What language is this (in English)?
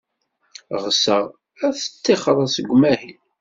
Kabyle